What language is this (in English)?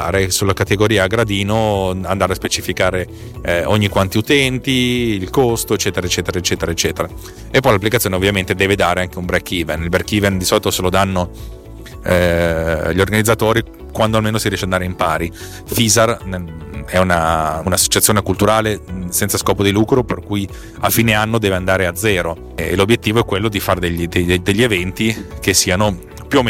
Italian